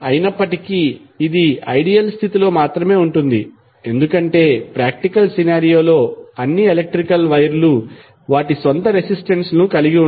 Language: Telugu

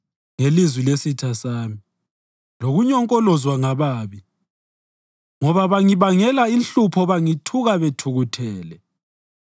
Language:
North Ndebele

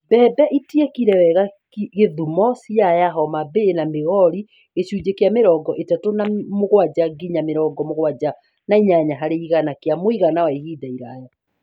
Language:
Kikuyu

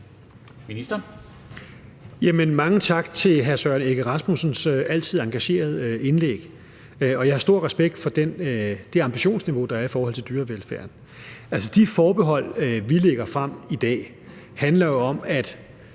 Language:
Danish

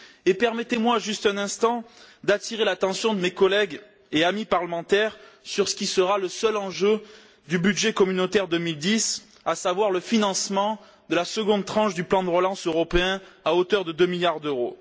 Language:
French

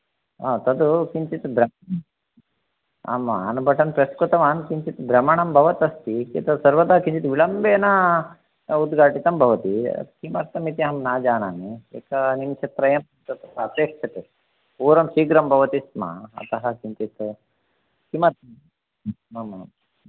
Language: Sanskrit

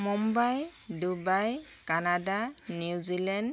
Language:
Assamese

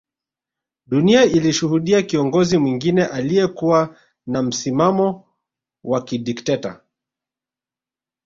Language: Swahili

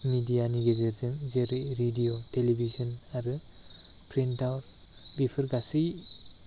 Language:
Bodo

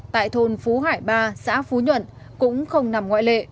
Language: Vietnamese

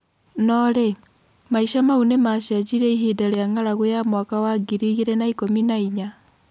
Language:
Kikuyu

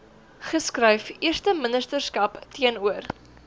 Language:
Afrikaans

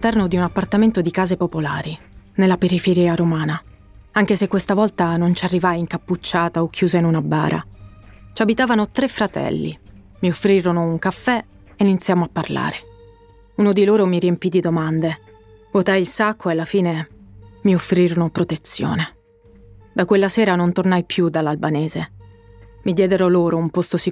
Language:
Italian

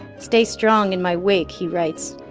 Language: English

